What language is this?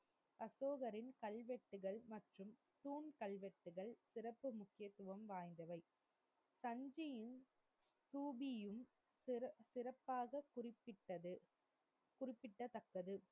Tamil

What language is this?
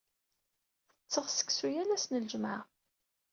Kabyle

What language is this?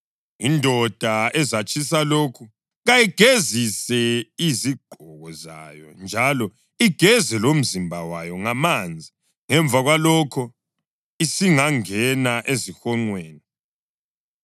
North Ndebele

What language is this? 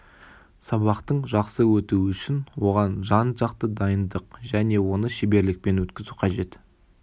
Kazakh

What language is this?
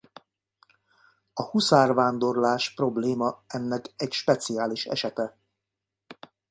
Hungarian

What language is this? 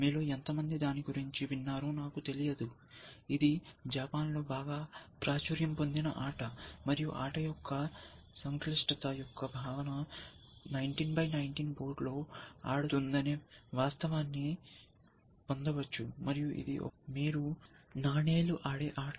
Telugu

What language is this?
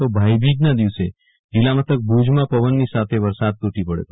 Gujarati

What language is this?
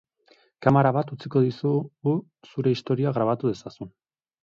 Basque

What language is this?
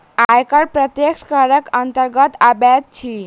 Maithili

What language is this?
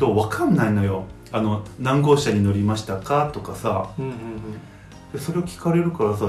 Japanese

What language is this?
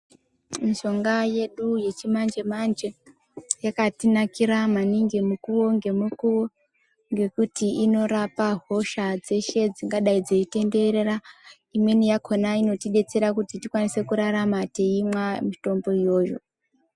Ndau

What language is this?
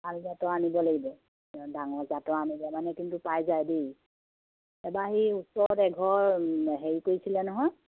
Assamese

